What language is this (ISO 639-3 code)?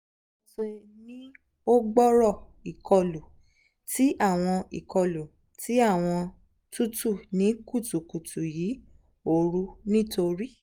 yor